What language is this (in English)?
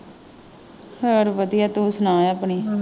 Punjabi